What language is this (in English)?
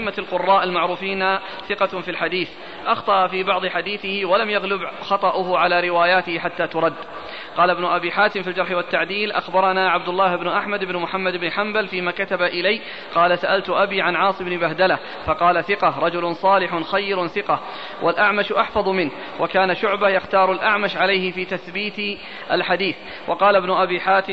Arabic